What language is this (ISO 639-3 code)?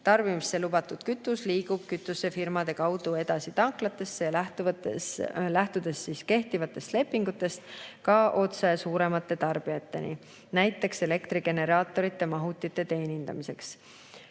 est